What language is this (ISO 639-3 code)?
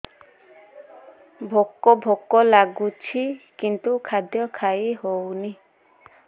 ori